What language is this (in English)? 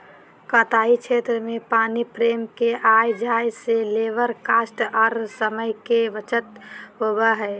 Magahi